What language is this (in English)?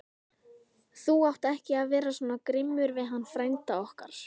Icelandic